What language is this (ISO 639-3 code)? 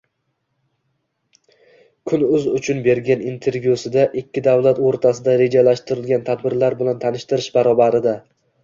uzb